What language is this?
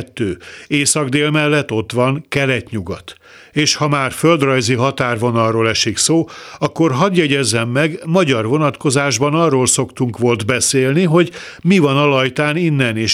Hungarian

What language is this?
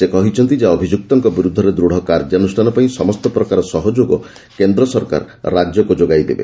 Odia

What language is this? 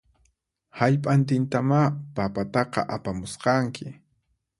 Puno Quechua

